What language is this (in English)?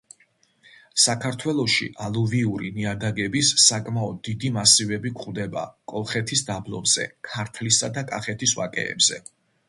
Georgian